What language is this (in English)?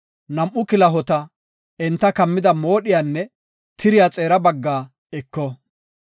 Gofa